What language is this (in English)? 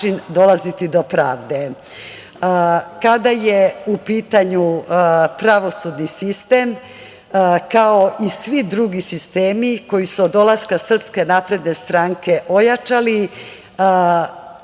Serbian